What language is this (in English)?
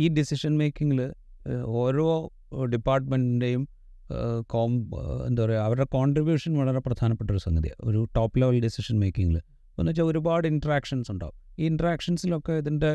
Malayalam